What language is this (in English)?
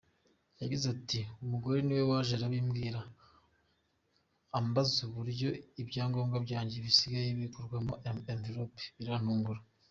Kinyarwanda